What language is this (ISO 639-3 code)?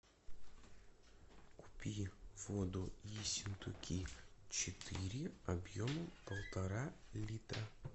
rus